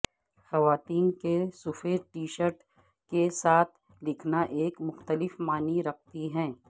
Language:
Urdu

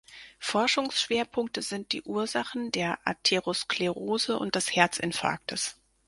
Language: German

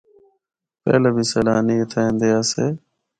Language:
Northern Hindko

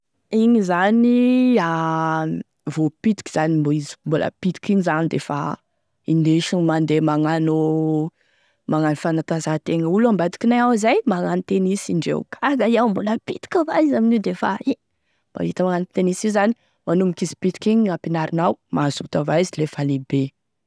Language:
Tesaka Malagasy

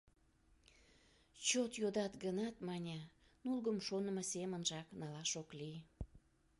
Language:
Mari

